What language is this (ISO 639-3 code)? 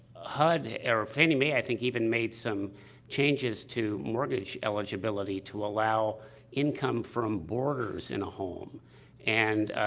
eng